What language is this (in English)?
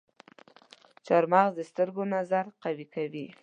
Pashto